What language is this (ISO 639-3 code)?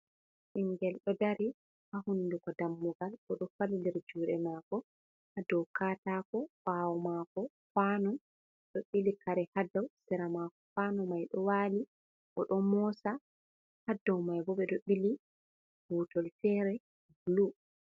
ful